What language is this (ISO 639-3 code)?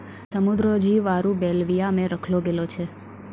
mai